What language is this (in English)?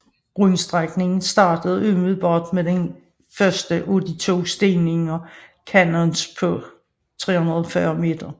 Danish